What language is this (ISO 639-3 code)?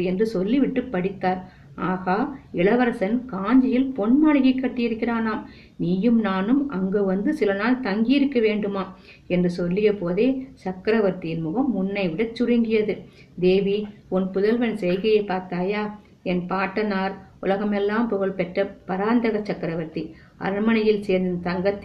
tam